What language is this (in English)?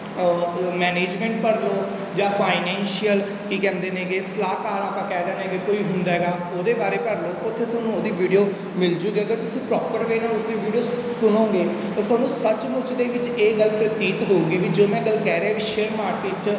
Punjabi